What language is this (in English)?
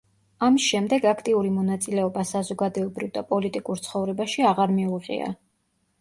Georgian